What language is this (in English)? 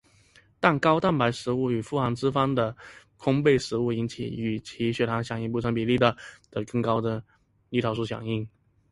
Chinese